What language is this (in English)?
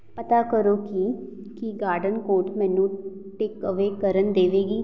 Punjabi